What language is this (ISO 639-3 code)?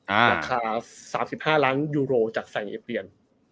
tha